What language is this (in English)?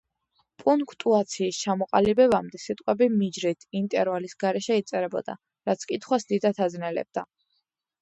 Georgian